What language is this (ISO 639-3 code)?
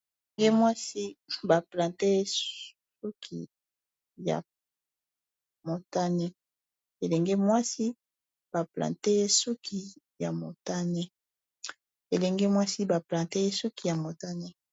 lin